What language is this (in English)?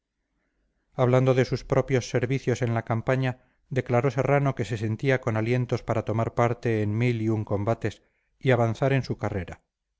Spanish